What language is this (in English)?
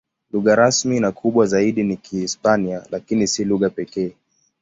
Swahili